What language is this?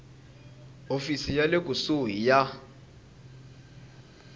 Tsonga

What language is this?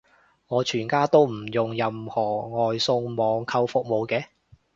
Cantonese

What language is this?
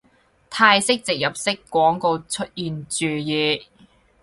Cantonese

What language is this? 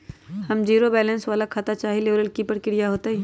Magahi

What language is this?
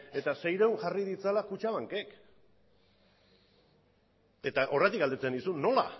Basque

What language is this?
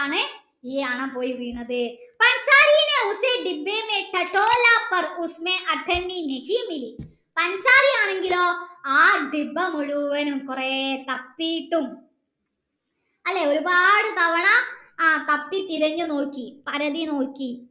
Malayalam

